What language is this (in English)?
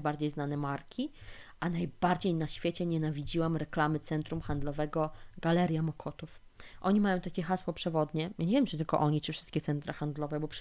Polish